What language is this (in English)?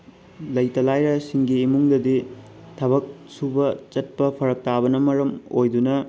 Manipuri